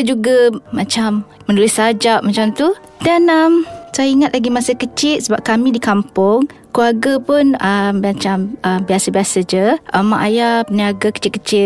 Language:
Malay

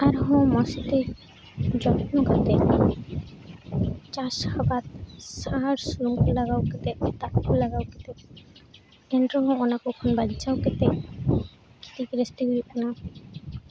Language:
Santali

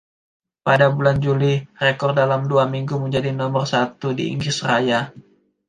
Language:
Indonesian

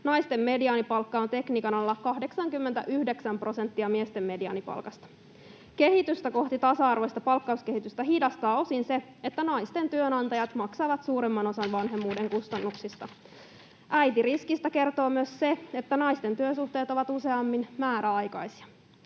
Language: Finnish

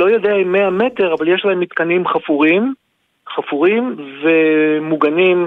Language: Hebrew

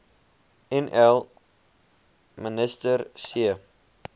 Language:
Afrikaans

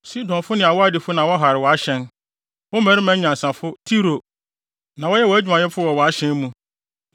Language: Akan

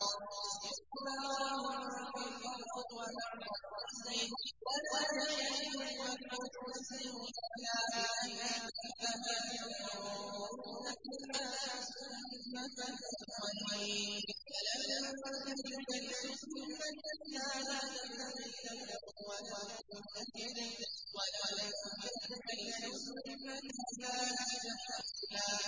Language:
Arabic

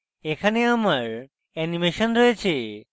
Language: Bangla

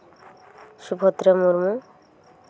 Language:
Santali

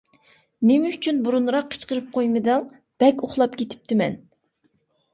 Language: Uyghur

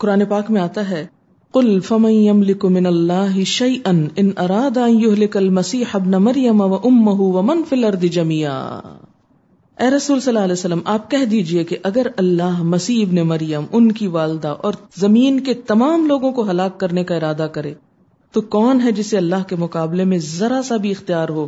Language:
Urdu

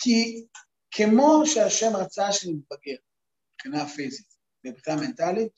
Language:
Hebrew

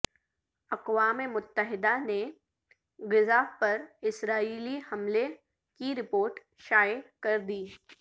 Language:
Urdu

